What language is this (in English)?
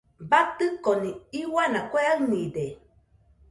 Nüpode Huitoto